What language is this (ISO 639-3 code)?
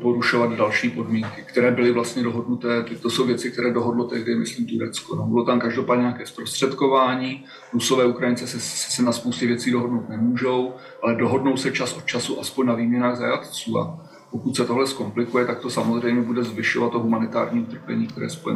ces